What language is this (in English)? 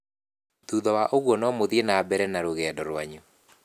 Kikuyu